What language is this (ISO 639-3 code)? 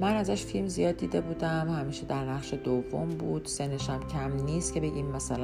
fas